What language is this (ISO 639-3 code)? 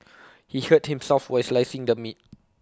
eng